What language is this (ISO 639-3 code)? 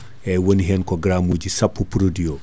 ful